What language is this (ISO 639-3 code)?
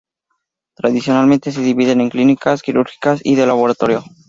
spa